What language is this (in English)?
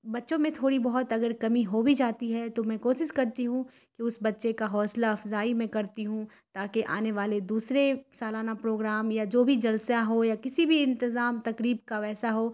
Urdu